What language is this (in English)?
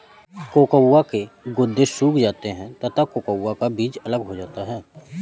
Hindi